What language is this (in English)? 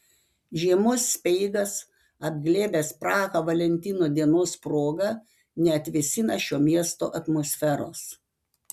Lithuanian